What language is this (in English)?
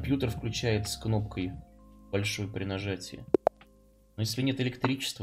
Russian